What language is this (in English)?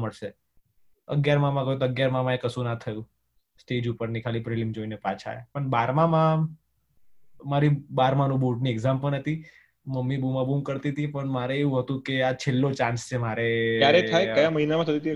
Gujarati